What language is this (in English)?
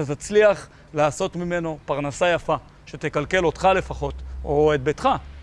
Hebrew